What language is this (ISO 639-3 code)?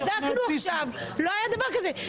heb